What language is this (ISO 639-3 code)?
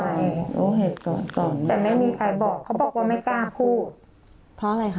tha